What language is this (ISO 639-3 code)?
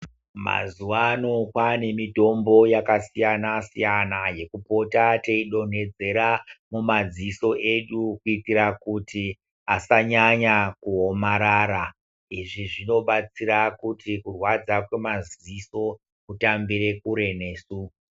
ndc